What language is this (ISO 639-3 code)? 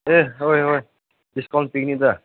mni